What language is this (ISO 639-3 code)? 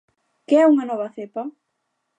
glg